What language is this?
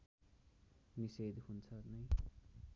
Nepali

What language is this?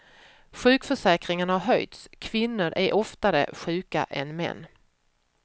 Swedish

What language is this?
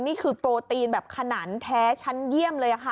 Thai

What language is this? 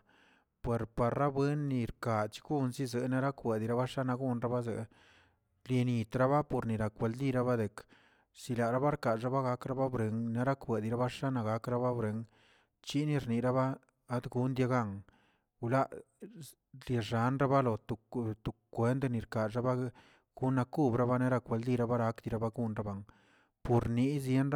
Tilquiapan Zapotec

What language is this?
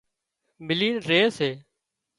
Wadiyara Koli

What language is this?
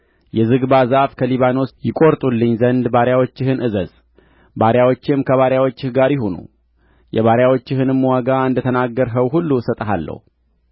Amharic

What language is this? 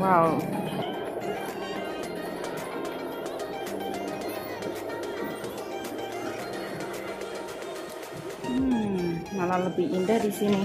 Indonesian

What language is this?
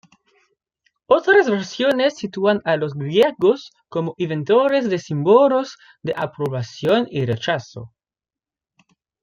Spanish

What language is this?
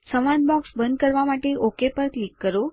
Gujarati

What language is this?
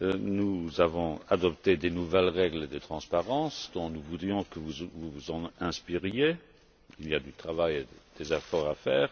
French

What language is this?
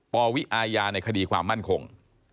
Thai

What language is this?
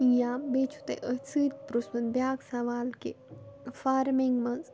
Kashmiri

